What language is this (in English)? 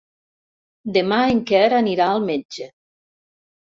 Catalan